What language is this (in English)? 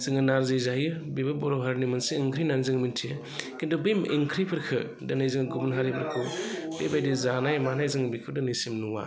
Bodo